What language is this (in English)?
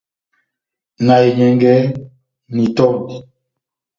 Batanga